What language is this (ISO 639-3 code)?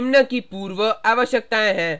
hin